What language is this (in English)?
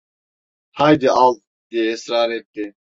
Turkish